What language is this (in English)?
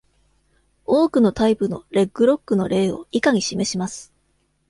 Japanese